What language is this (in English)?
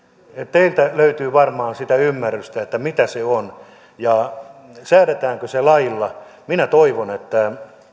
Finnish